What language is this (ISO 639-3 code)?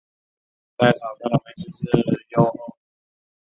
zho